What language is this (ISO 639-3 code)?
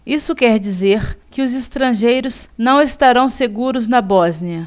por